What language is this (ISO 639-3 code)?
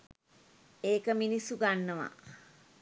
sin